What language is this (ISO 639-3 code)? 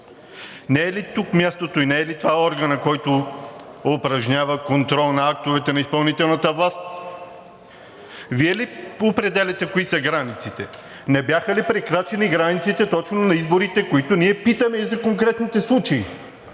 bul